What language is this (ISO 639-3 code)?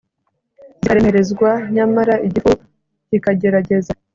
kin